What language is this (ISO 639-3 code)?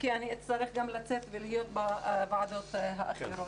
heb